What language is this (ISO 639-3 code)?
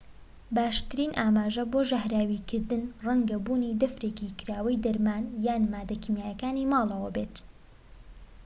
ckb